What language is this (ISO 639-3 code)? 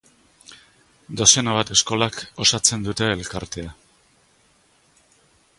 eus